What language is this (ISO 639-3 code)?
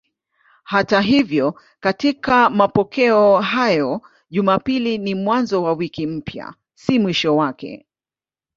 swa